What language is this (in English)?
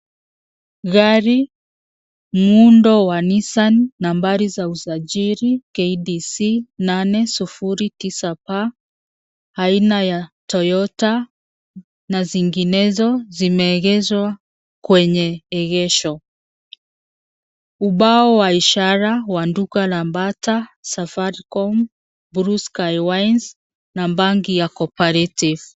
Swahili